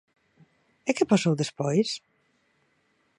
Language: Galician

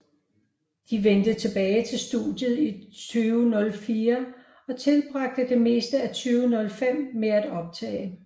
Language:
Danish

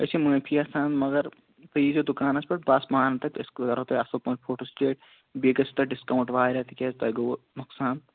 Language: Kashmiri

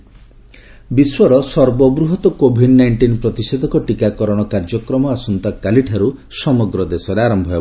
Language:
Odia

